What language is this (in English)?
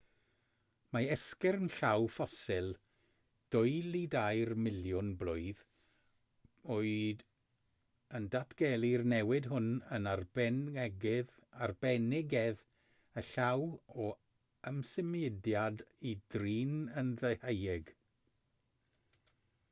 Welsh